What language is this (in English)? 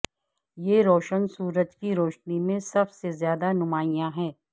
Urdu